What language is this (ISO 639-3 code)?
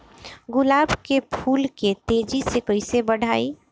bho